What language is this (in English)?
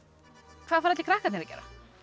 Icelandic